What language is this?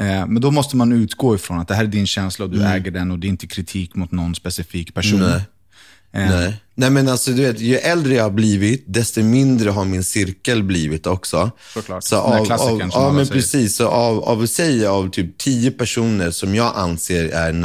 Swedish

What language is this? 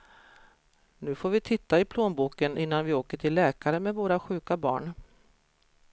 Swedish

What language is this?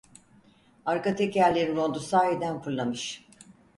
Turkish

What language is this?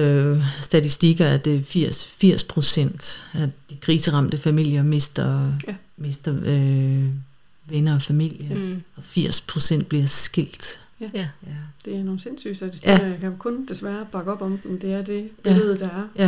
Danish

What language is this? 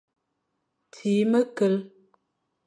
Fang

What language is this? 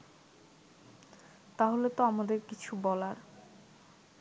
Bangla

